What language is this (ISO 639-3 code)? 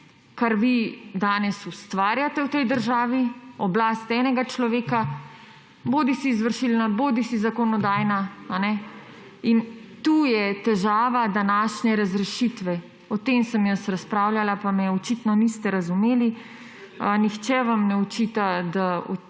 slv